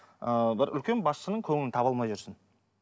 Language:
Kazakh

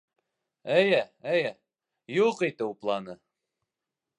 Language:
Bashkir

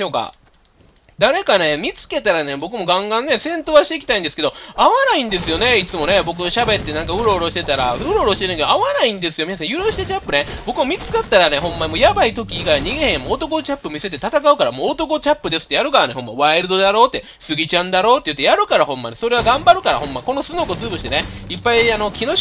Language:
Japanese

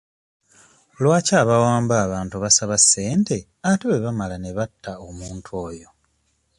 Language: Ganda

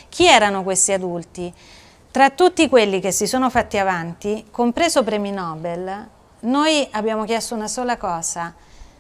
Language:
Italian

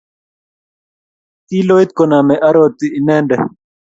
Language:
Kalenjin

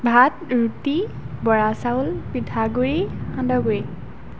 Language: Assamese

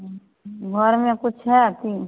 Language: Maithili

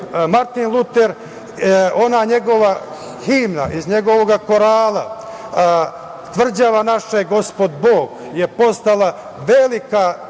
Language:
Serbian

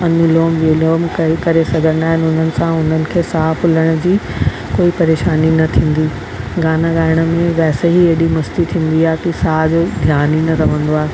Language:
Sindhi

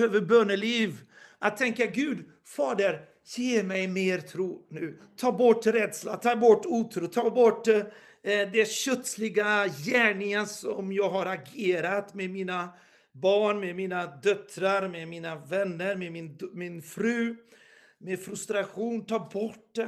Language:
Swedish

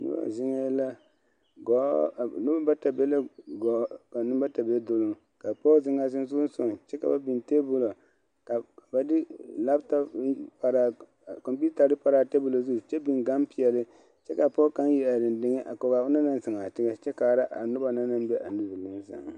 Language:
Southern Dagaare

